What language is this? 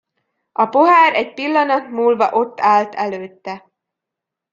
Hungarian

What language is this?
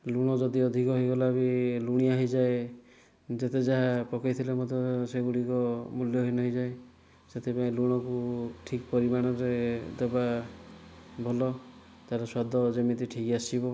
Odia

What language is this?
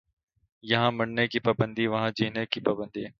Urdu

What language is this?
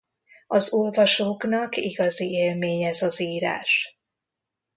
Hungarian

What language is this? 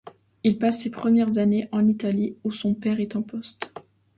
French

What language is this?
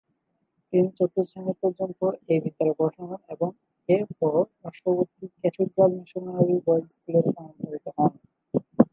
Bangla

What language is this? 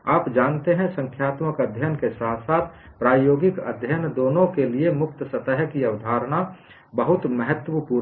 Hindi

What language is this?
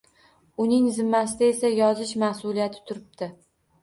Uzbek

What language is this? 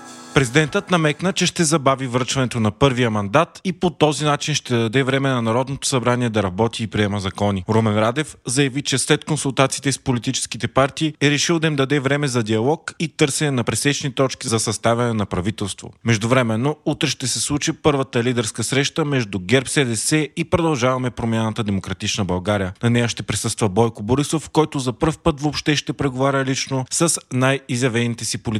Bulgarian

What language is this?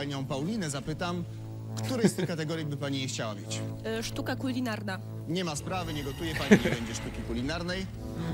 Polish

